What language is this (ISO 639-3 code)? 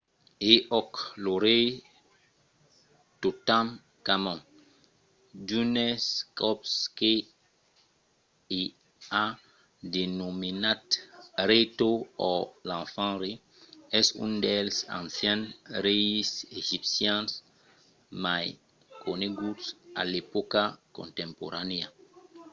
oci